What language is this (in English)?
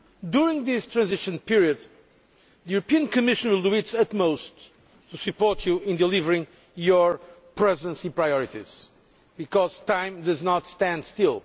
English